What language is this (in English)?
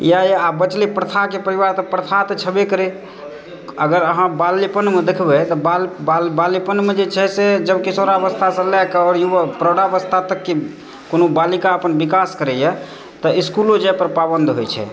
Maithili